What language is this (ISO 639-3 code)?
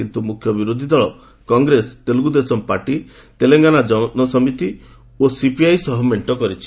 ori